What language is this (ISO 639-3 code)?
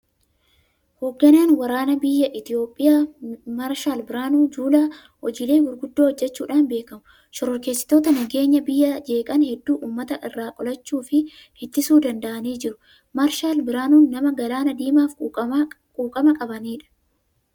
orm